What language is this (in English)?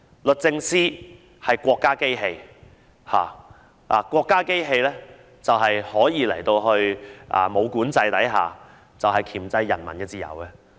Cantonese